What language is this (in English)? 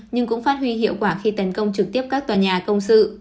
Vietnamese